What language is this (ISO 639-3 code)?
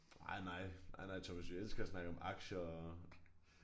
dan